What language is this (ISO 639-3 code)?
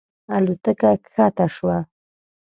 pus